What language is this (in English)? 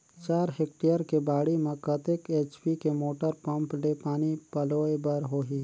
Chhattisgarhi